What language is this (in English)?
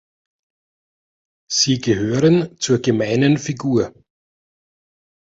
German